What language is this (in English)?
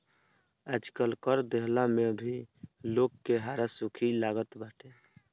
Bhojpuri